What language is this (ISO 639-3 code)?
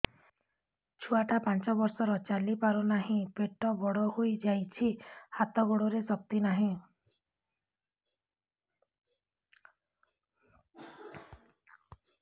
ori